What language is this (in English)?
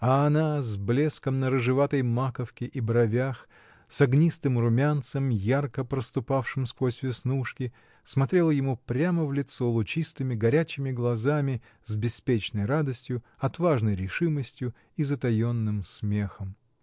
Russian